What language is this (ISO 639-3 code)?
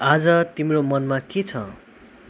nep